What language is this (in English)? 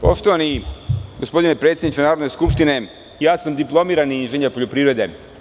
Serbian